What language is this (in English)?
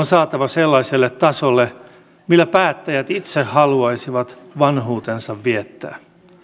Finnish